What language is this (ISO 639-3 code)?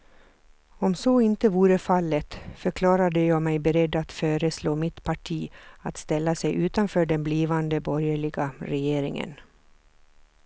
swe